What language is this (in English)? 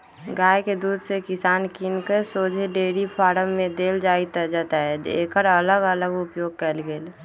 Magahi